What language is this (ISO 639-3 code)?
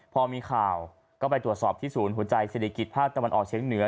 tha